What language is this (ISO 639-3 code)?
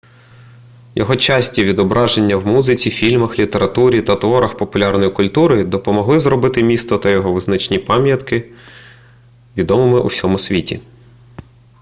ukr